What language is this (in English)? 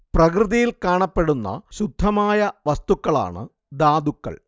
Malayalam